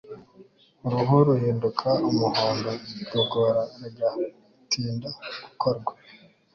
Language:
Kinyarwanda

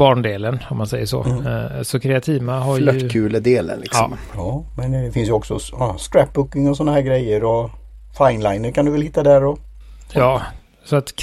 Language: Swedish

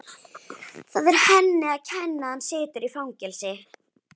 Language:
Icelandic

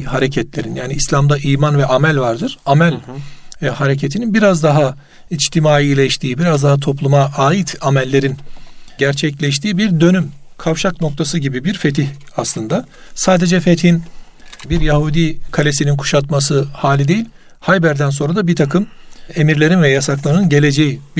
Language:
Turkish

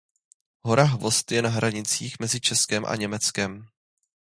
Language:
Czech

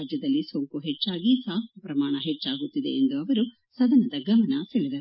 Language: Kannada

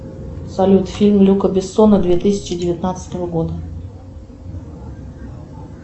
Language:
Russian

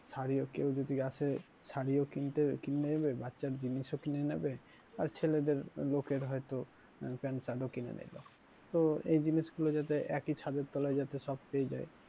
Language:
Bangla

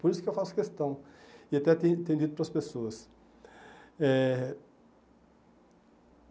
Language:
Portuguese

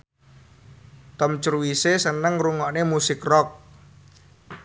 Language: Javanese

